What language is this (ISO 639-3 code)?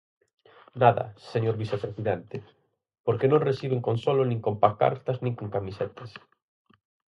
glg